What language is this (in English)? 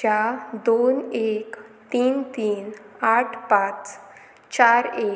Konkani